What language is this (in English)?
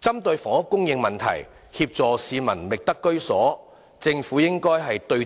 Cantonese